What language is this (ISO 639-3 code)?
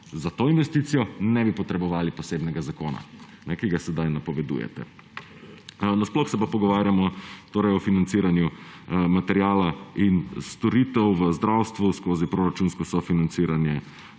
slv